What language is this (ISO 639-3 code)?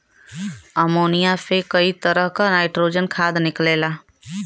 bho